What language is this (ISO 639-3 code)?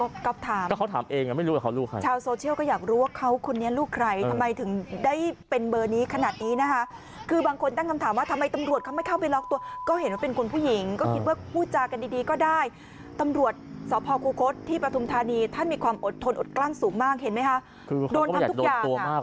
tha